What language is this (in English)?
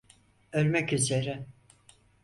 Turkish